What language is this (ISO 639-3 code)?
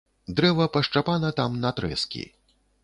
bel